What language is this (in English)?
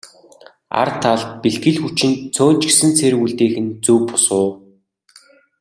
Mongolian